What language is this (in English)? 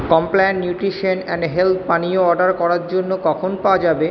Bangla